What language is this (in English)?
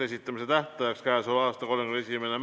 Estonian